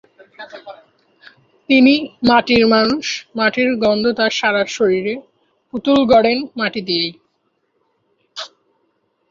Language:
Bangla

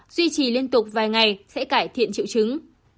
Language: Vietnamese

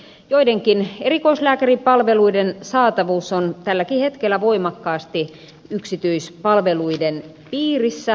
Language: Finnish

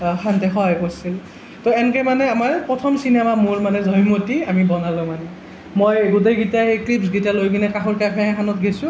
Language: Assamese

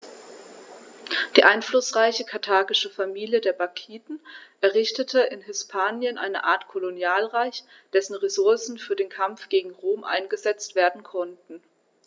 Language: German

